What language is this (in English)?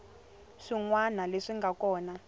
Tsonga